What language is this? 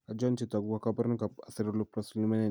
Kalenjin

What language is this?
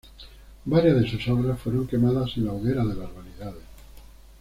Spanish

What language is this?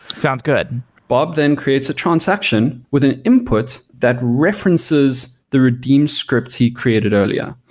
English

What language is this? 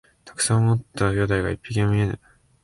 Japanese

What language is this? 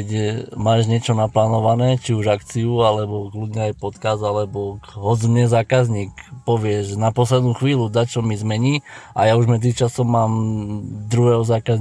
Slovak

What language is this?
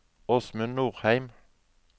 Norwegian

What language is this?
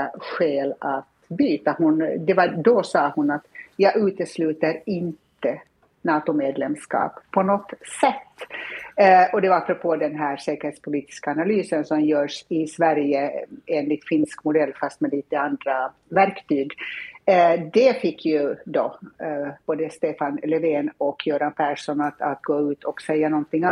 Swedish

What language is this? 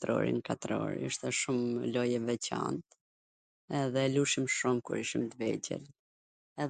Gheg Albanian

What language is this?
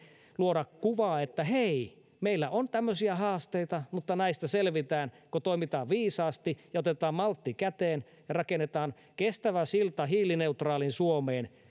Finnish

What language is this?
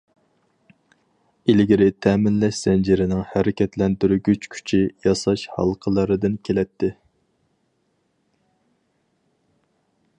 Uyghur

